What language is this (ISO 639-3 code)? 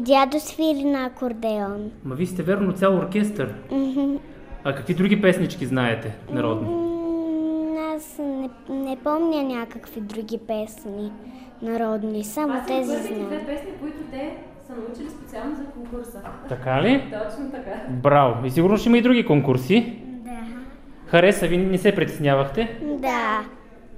bul